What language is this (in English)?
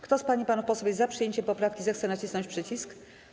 Polish